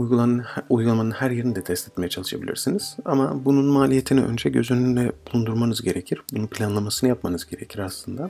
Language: Turkish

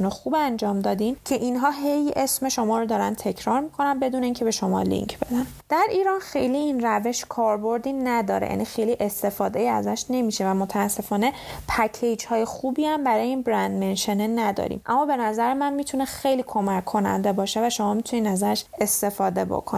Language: Persian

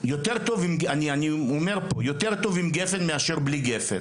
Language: Hebrew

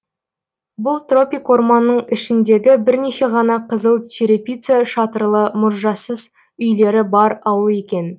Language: Kazakh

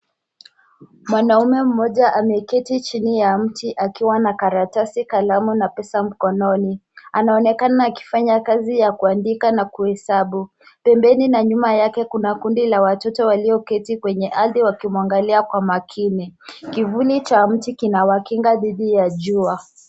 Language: Swahili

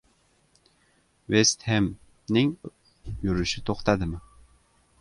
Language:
Uzbek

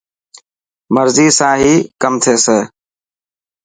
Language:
Dhatki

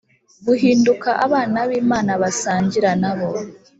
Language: Kinyarwanda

